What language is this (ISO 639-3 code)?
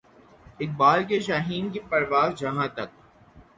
urd